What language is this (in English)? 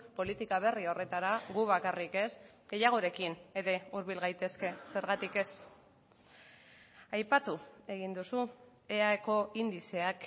Basque